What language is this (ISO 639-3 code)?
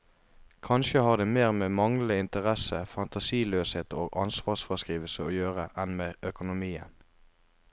nor